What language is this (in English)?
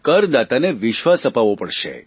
Gujarati